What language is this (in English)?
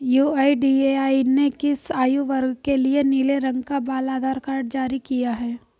Hindi